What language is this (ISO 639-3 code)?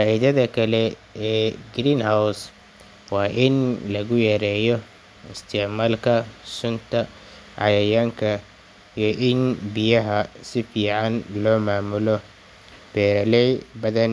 som